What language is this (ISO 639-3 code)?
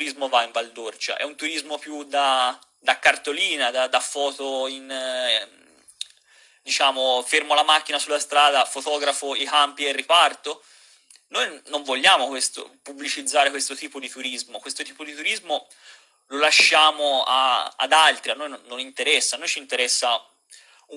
ita